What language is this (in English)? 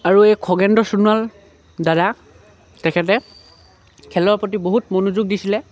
Assamese